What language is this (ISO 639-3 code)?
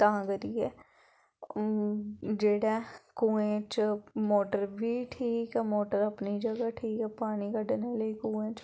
doi